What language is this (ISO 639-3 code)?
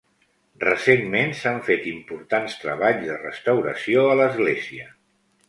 cat